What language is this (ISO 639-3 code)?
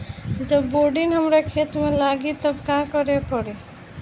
bho